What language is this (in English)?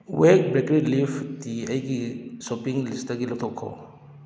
Manipuri